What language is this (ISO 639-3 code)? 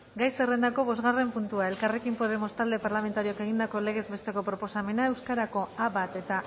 eus